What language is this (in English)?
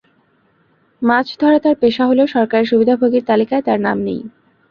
Bangla